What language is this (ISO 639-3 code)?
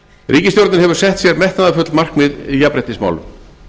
isl